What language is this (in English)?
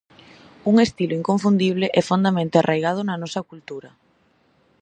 Galician